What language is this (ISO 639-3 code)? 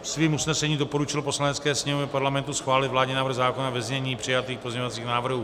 ces